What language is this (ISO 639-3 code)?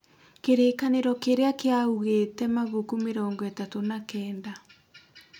kik